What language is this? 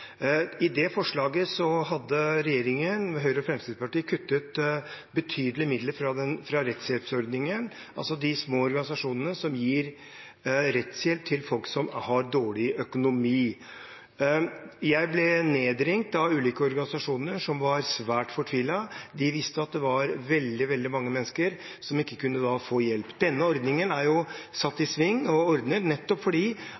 Norwegian Bokmål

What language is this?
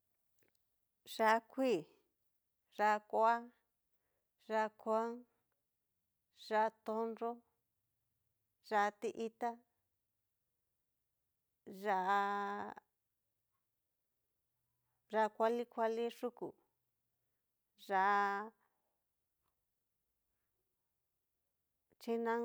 Cacaloxtepec Mixtec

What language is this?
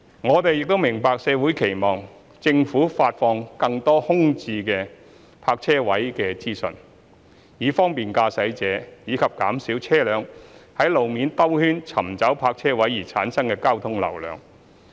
Cantonese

